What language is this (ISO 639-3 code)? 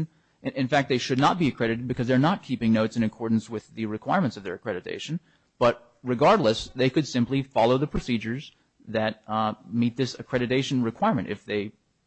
eng